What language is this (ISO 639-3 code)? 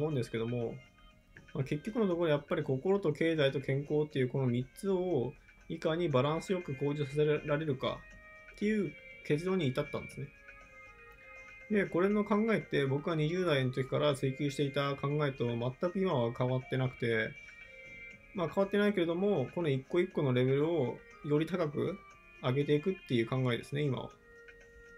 jpn